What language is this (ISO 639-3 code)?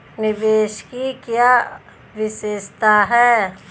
hin